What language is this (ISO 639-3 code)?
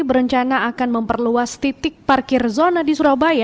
ind